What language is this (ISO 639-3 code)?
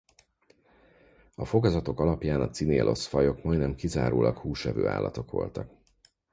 hun